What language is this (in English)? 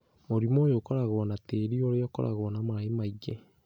Kikuyu